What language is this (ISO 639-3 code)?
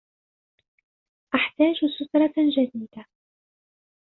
ara